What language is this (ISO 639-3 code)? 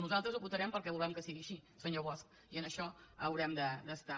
cat